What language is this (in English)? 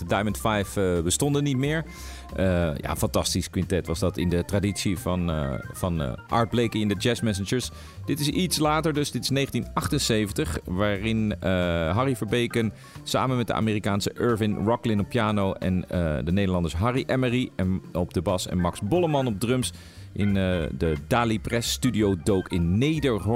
Dutch